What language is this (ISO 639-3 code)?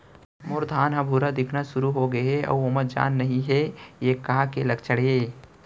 hne